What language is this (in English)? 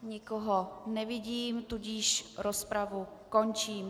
Czech